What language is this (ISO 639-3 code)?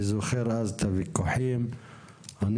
heb